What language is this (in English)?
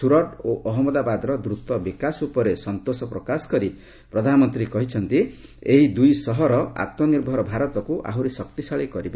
Odia